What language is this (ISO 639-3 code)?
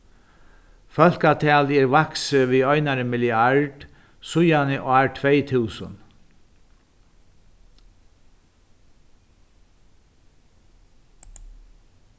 fao